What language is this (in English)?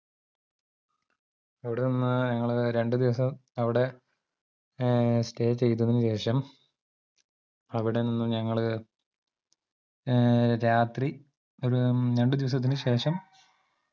Malayalam